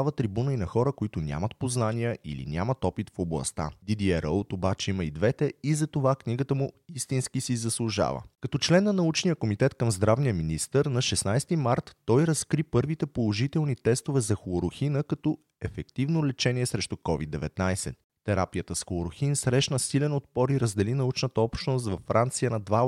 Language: Bulgarian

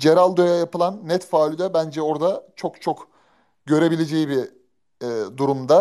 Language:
Turkish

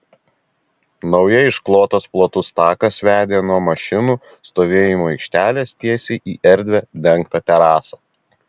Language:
Lithuanian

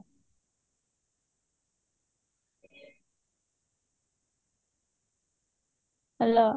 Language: Odia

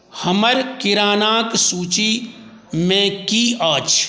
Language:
Maithili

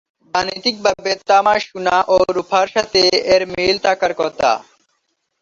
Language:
Bangla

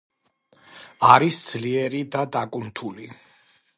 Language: Georgian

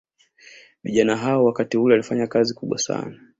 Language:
Swahili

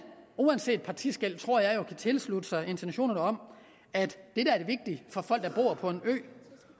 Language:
Danish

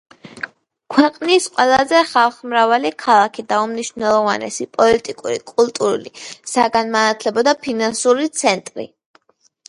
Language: Georgian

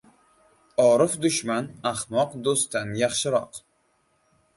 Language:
Uzbek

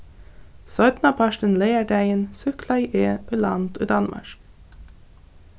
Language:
Faroese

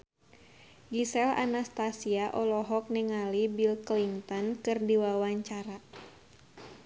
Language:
Sundanese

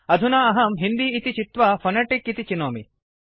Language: Sanskrit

